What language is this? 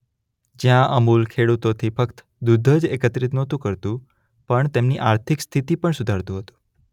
Gujarati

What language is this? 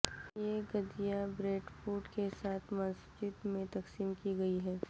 Urdu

